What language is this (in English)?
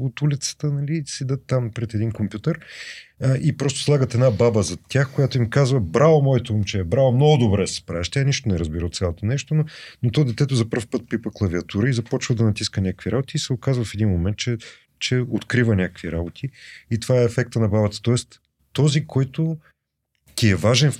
Bulgarian